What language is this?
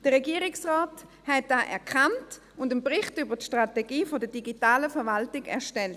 Swiss German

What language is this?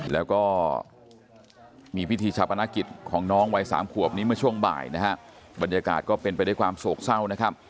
Thai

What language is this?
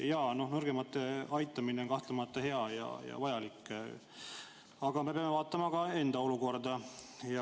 Estonian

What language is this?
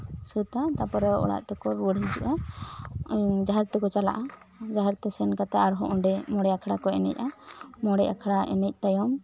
Santali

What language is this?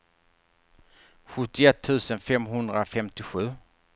Swedish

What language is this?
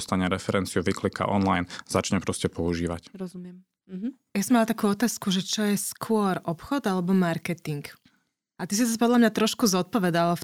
Slovak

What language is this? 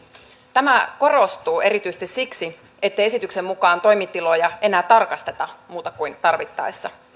Finnish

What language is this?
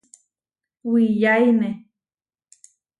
Huarijio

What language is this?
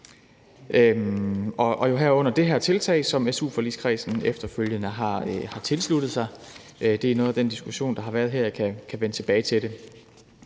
Danish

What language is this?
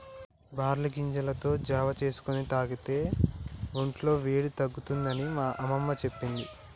Telugu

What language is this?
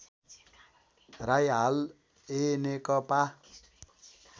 Nepali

